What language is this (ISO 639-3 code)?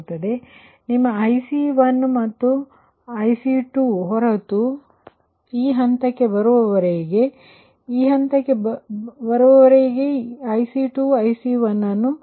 kan